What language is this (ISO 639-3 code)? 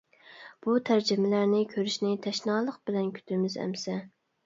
uig